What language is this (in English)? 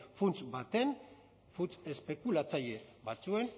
Basque